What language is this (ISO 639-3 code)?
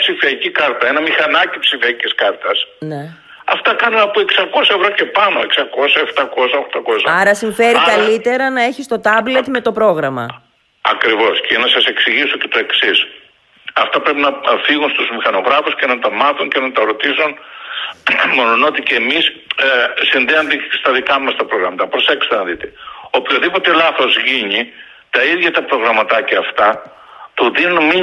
ell